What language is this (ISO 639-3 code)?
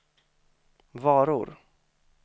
swe